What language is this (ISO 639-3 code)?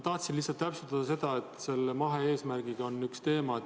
est